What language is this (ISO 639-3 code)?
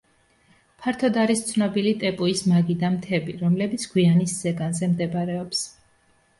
kat